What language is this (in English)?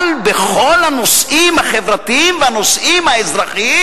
Hebrew